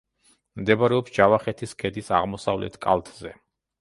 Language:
Georgian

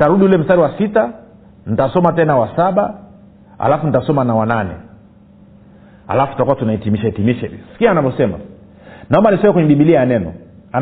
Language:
Swahili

